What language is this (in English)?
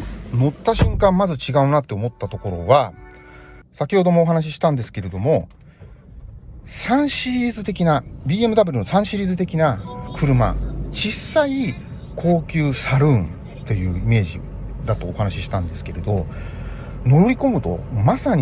Japanese